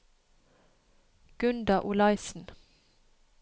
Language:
Norwegian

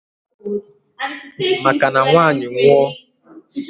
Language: Igbo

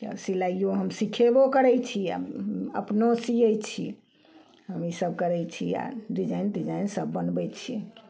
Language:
Maithili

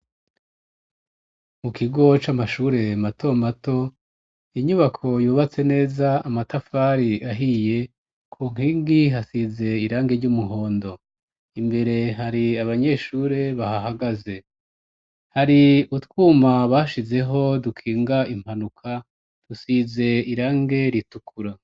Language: Rundi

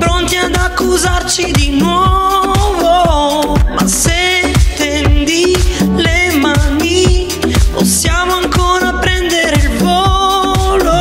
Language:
Romanian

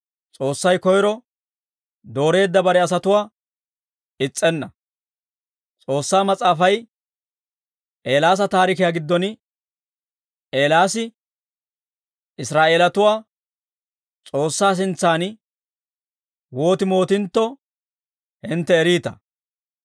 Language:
Dawro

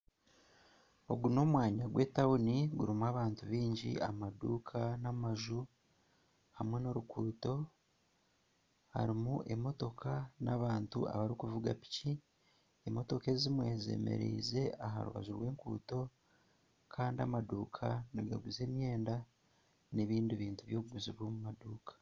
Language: Nyankole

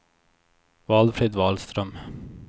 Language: Swedish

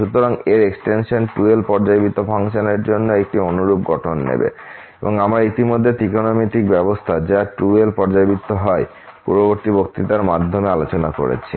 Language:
Bangla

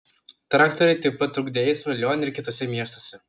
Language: Lithuanian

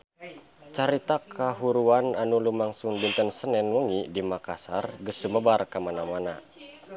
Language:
Sundanese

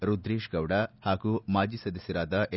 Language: Kannada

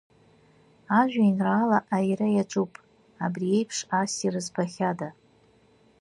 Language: Abkhazian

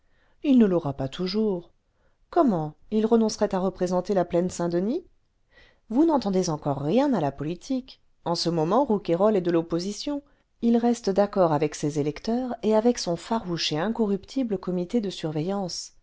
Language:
French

